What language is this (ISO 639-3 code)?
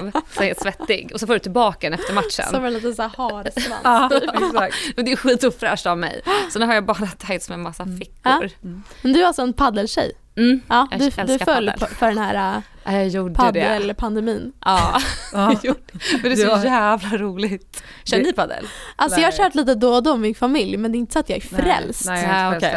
swe